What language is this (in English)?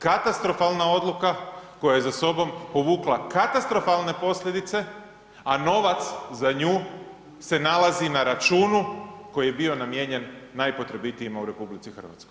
Croatian